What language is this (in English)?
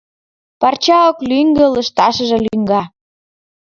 Mari